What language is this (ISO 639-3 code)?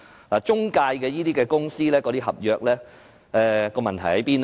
yue